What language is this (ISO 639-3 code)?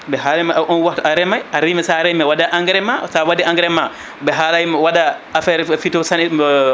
ful